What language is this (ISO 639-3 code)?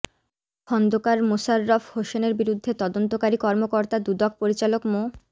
ben